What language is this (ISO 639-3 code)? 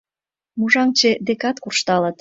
chm